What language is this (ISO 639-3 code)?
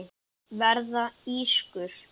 isl